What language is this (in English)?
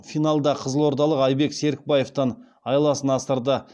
Kazakh